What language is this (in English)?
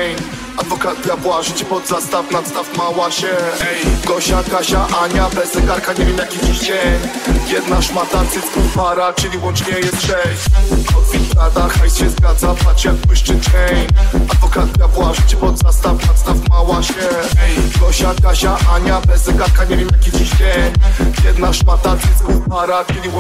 Polish